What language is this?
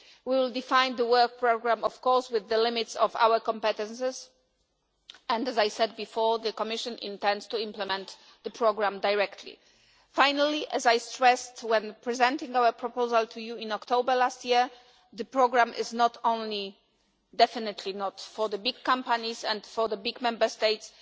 English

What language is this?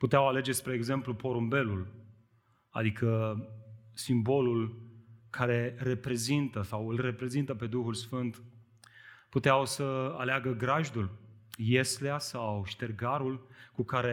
Romanian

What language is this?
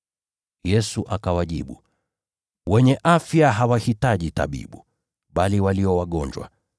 Swahili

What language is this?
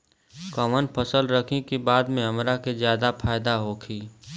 Bhojpuri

